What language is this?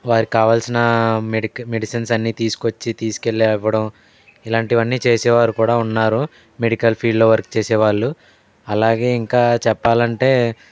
Telugu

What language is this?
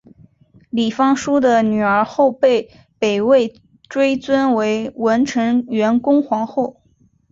Chinese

